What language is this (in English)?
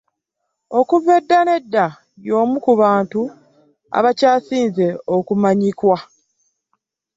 Ganda